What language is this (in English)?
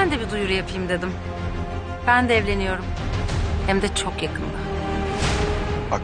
Turkish